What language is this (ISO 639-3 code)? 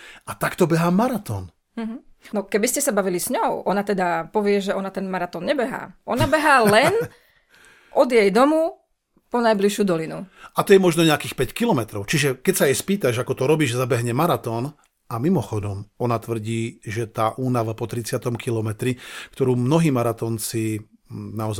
slk